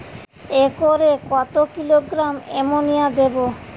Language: Bangla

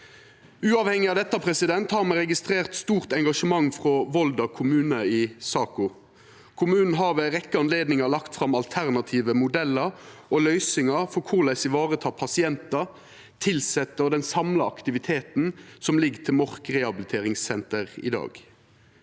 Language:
Norwegian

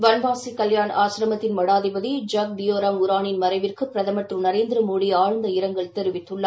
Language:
Tamil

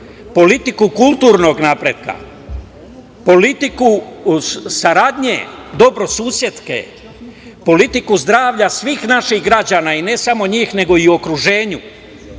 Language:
Serbian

